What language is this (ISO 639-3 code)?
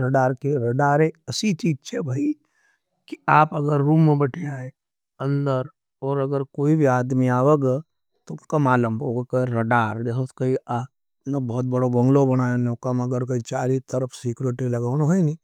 noe